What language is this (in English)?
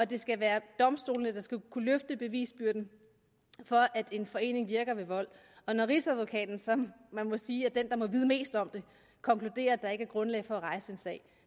Danish